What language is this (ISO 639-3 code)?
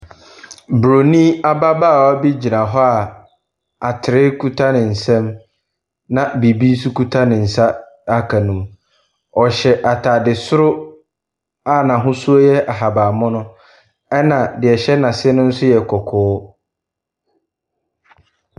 aka